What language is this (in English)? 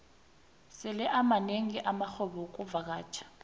South Ndebele